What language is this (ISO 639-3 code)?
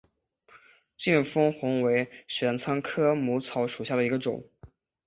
zho